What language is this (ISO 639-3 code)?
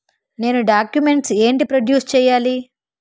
tel